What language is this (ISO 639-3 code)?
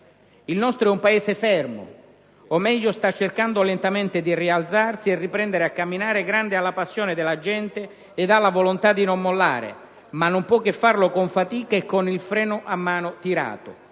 ita